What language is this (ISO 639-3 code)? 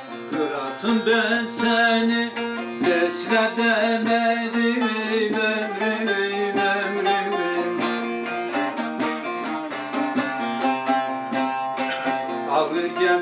tur